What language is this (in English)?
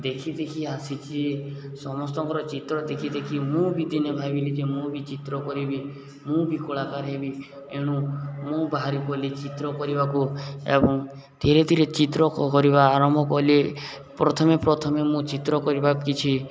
Odia